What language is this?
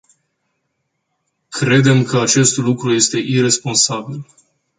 Romanian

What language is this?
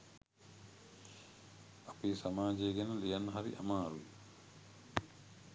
Sinhala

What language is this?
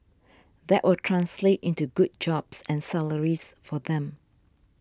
English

